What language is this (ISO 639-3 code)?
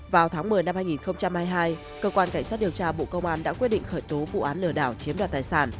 vie